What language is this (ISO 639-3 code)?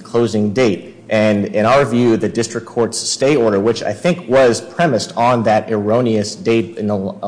eng